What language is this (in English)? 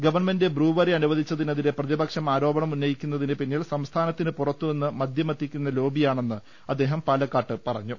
Malayalam